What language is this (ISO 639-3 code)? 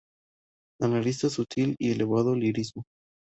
spa